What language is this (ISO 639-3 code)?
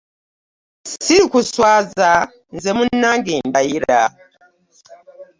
lug